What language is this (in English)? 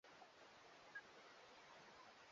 Swahili